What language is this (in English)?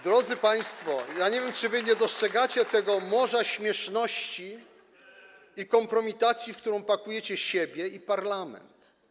Polish